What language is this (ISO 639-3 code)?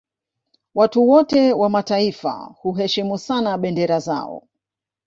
swa